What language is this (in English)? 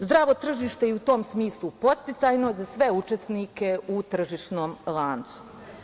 Serbian